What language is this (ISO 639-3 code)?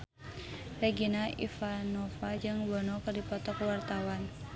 sun